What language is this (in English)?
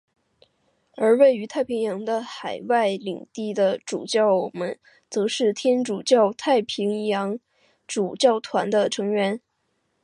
Chinese